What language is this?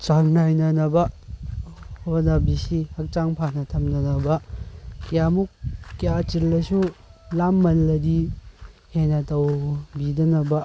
Manipuri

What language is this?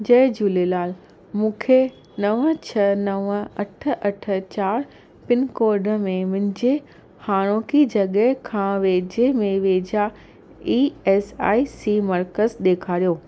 Sindhi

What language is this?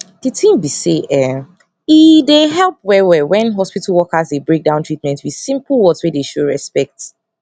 Nigerian Pidgin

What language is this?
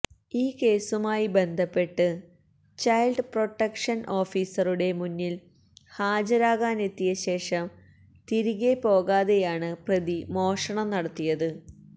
Malayalam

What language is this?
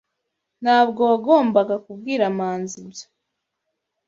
Kinyarwanda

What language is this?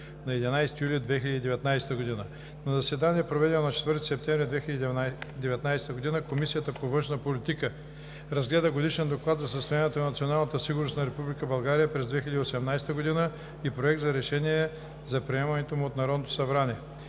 Bulgarian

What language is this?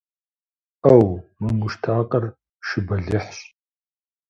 Kabardian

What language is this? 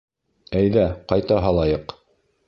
Bashkir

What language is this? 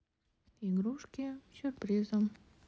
Russian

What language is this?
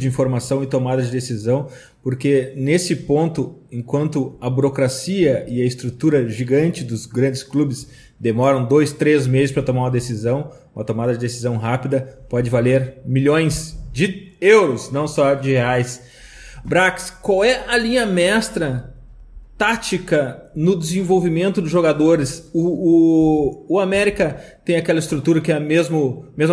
Portuguese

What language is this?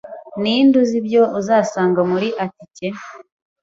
Kinyarwanda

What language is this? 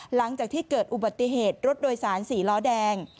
Thai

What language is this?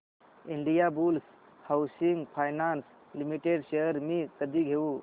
Marathi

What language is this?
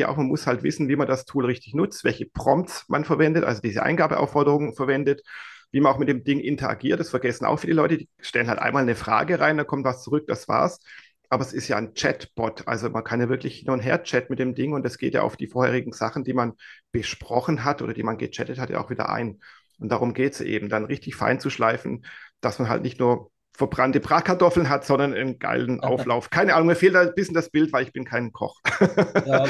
German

